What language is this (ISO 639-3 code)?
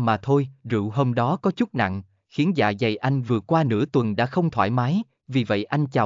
vie